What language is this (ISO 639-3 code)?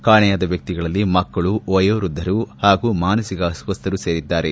kan